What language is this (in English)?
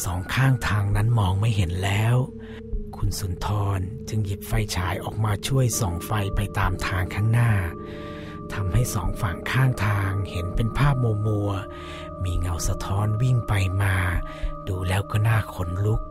Thai